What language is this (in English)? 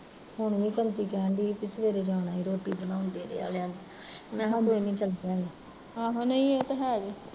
Punjabi